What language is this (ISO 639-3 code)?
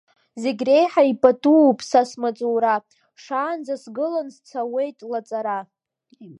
abk